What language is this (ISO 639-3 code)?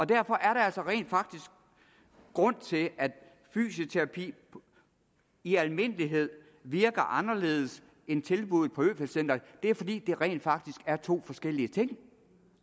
dan